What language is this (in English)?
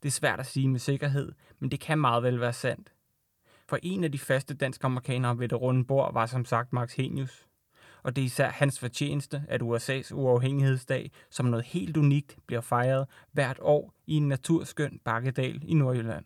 Danish